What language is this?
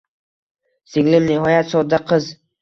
Uzbek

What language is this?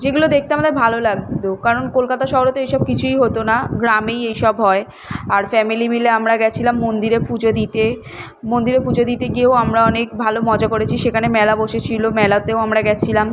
Bangla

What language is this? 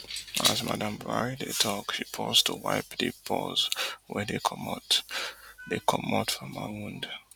Nigerian Pidgin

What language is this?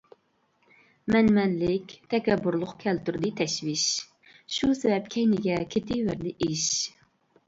Uyghur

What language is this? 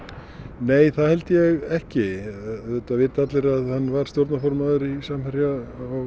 Icelandic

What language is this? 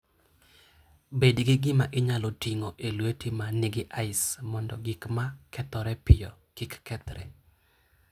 Luo (Kenya and Tanzania)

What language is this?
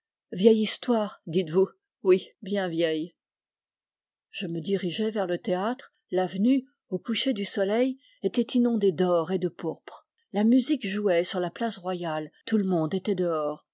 French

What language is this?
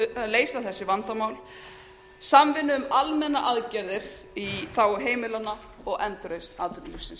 Icelandic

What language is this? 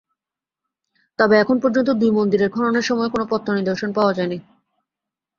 Bangla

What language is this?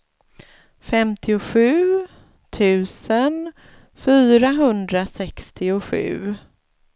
Swedish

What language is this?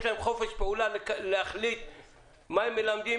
Hebrew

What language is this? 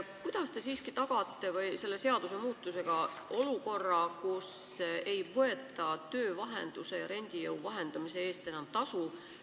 Estonian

